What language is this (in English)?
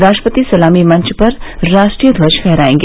Hindi